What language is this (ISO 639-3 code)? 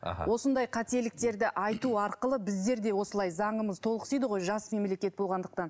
kaz